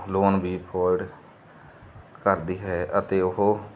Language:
Punjabi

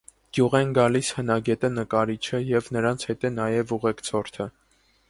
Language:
Armenian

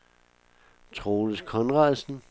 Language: Danish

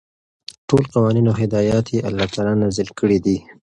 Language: Pashto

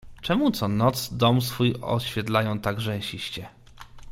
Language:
Polish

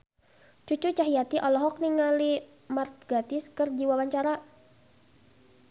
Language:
Sundanese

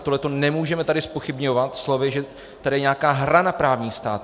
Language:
Czech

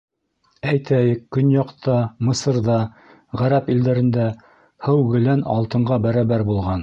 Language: Bashkir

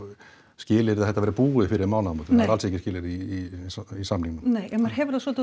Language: Icelandic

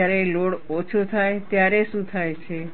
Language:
Gujarati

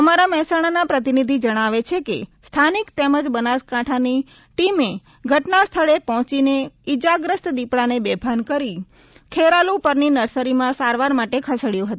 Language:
Gujarati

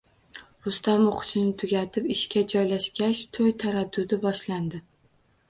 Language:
Uzbek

